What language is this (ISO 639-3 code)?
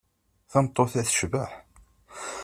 kab